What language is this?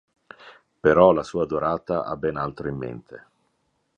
Italian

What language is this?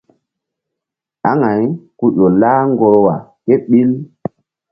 Mbum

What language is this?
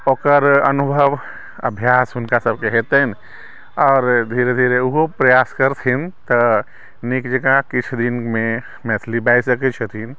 Maithili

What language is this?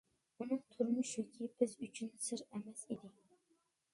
Uyghur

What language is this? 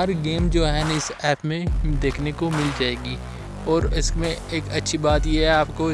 Hindi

